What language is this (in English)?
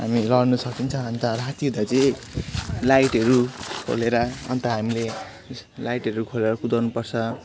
Nepali